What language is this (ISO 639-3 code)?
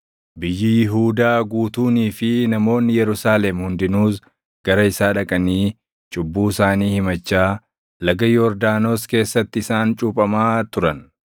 orm